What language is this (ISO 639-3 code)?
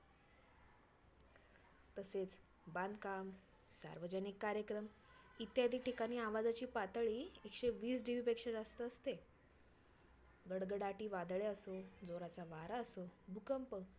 mar